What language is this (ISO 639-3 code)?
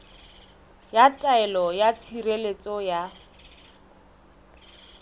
sot